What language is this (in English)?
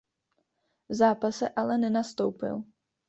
Czech